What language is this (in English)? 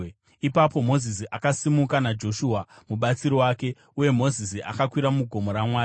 Shona